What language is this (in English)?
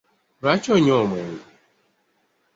Ganda